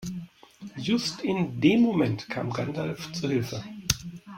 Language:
German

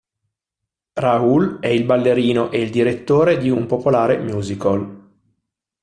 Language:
Italian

